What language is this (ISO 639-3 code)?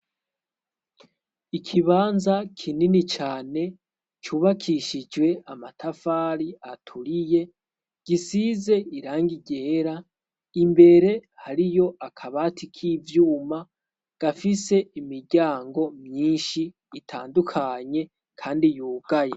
run